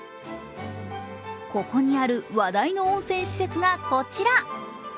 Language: Japanese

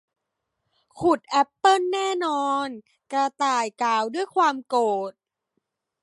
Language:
Thai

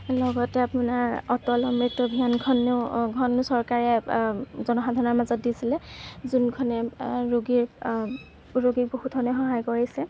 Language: Assamese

